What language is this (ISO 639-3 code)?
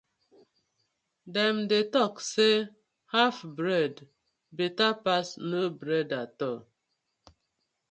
pcm